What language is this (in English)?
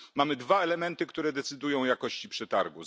Polish